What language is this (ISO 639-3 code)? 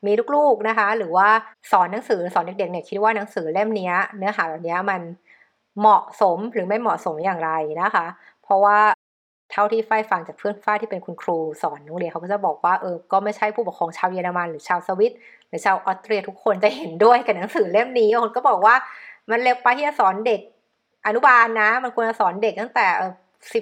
tha